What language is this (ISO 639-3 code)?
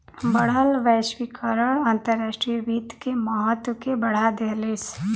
bho